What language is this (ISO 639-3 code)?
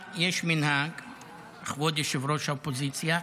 heb